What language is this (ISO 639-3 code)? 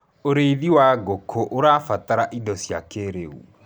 kik